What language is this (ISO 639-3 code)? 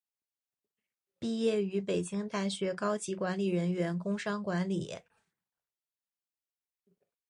zho